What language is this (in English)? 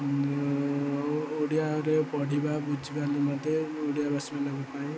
Odia